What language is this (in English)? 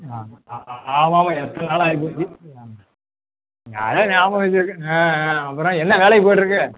Tamil